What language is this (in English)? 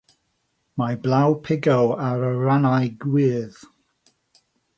Welsh